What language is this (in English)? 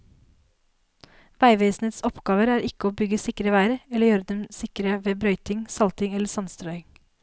Norwegian